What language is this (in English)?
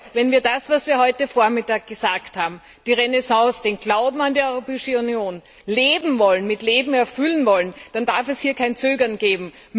German